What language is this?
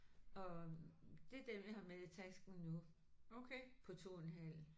Danish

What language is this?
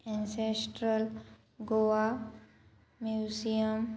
Konkani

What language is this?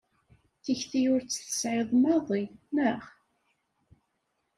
Kabyle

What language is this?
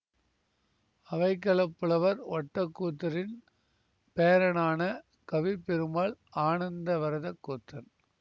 Tamil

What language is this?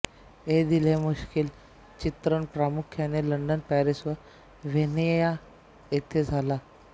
Marathi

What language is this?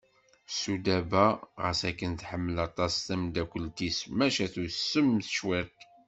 Kabyle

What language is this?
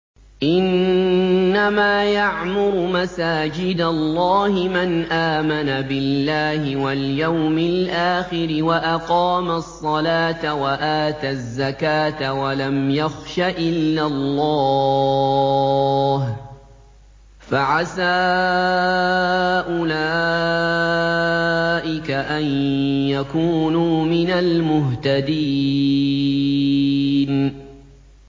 Arabic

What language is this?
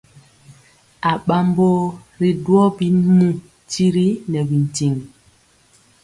Mpiemo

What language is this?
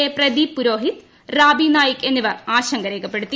Malayalam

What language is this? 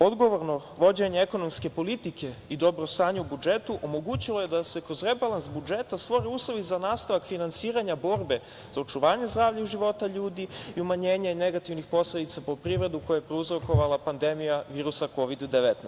Serbian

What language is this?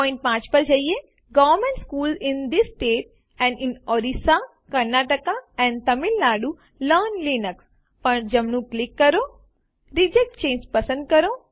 Gujarati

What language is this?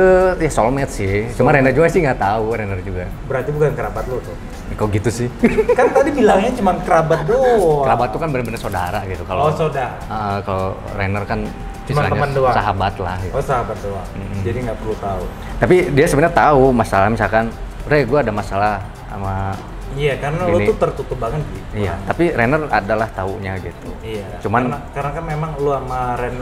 Indonesian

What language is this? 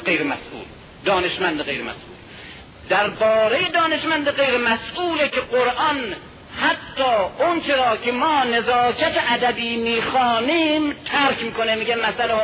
Persian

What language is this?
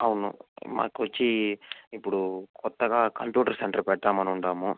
Telugu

